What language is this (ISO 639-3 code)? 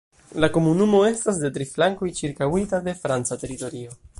epo